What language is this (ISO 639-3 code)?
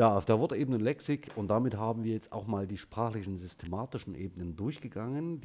deu